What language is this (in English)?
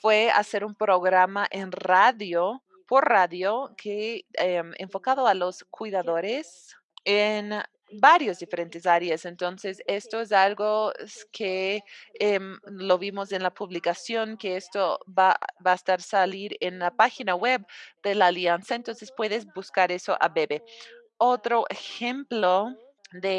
Spanish